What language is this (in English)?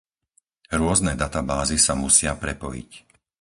Slovak